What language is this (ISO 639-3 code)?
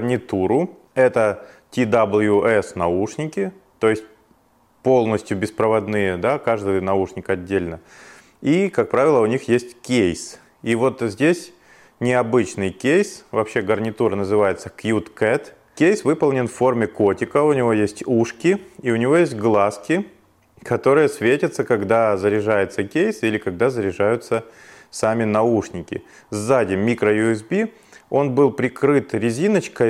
rus